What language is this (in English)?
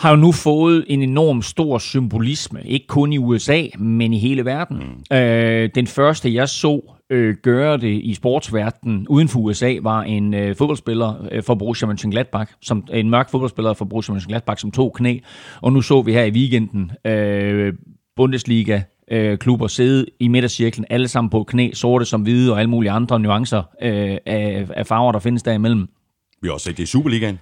Danish